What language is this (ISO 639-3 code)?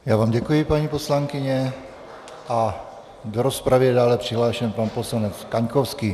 ces